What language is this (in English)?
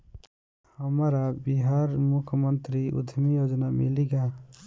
Bhojpuri